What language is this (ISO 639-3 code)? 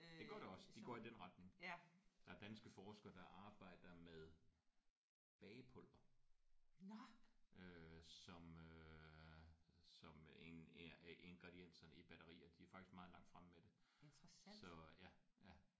dan